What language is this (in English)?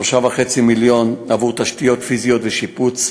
Hebrew